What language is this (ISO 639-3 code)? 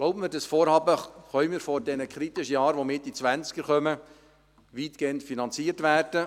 gsw